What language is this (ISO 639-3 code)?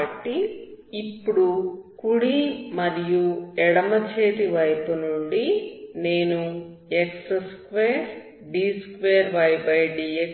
tel